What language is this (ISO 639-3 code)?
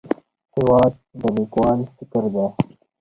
pus